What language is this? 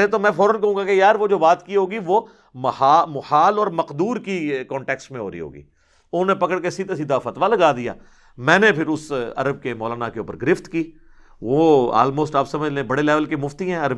Urdu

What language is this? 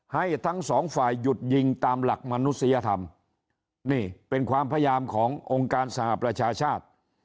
Thai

